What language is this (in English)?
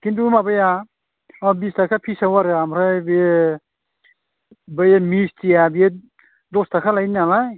Bodo